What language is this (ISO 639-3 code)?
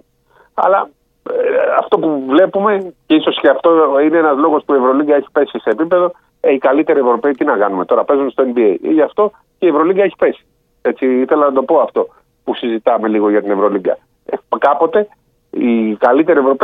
ell